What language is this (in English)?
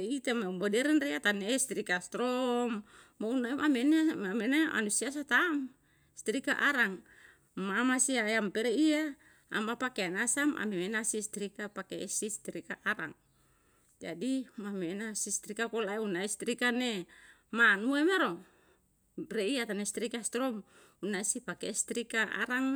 Yalahatan